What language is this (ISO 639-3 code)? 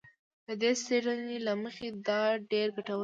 pus